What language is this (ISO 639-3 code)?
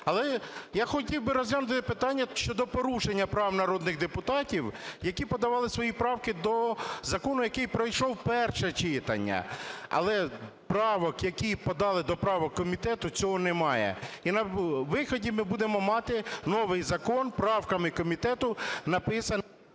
ukr